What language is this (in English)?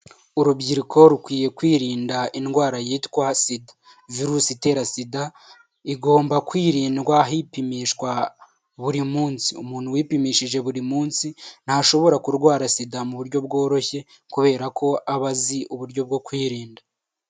Kinyarwanda